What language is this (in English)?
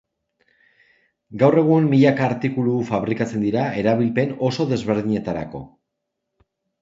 Basque